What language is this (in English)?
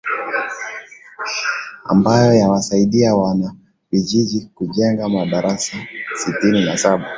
Swahili